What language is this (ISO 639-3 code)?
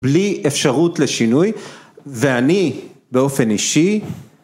heb